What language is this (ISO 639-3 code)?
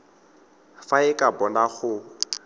tsn